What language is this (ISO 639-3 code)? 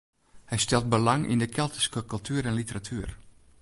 fry